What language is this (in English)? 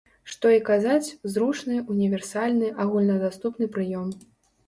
Belarusian